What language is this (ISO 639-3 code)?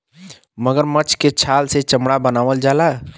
bho